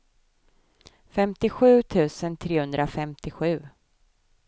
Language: Swedish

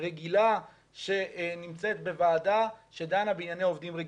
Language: Hebrew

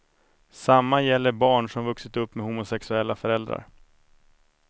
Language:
Swedish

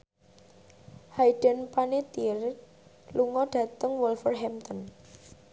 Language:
Javanese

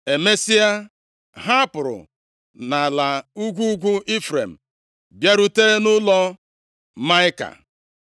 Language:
Igbo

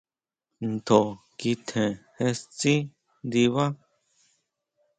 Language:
Huautla Mazatec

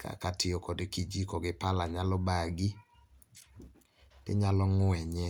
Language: Luo (Kenya and Tanzania)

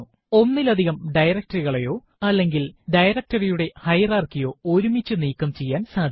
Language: Malayalam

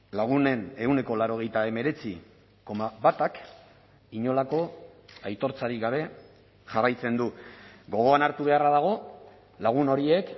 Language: Basque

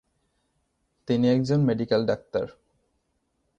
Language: Bangla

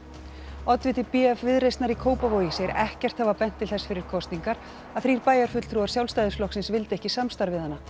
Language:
Icelandic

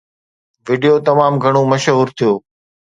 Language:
Sindhi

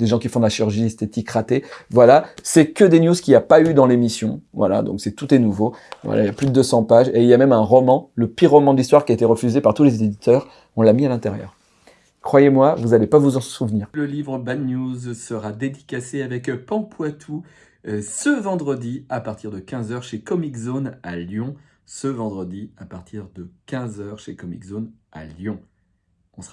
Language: French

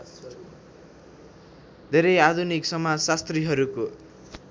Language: Nepali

